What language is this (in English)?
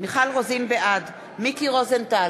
Hebrew